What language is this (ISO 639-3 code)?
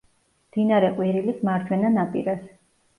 kat